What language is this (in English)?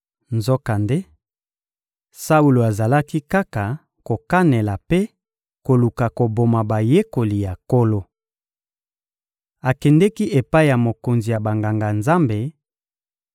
Lingala